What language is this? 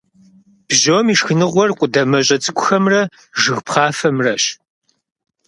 Kabardian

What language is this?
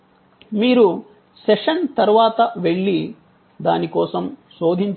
Telugu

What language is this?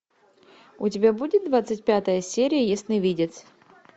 Russian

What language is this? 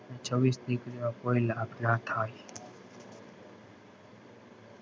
Gujarati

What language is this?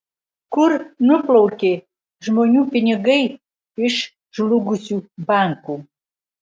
Lithuanian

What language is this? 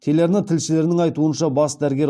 Kazakh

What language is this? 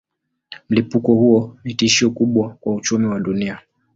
Swahili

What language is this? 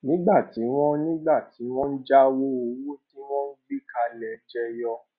Yoruba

